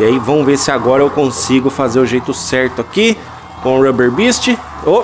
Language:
Portuguese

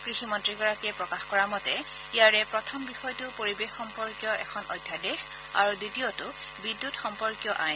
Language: Assamese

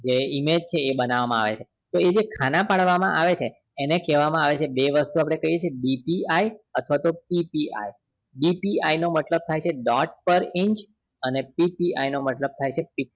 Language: Gujarati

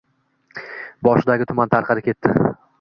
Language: Uzbek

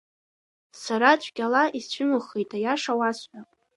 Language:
Abkhazian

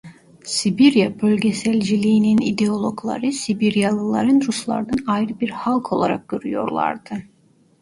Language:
Turkish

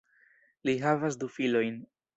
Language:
Esperanto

